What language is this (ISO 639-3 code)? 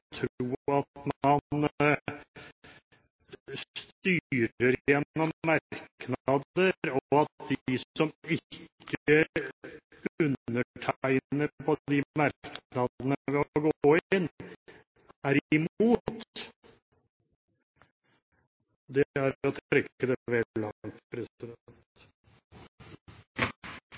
nob